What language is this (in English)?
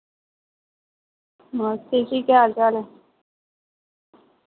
Dogri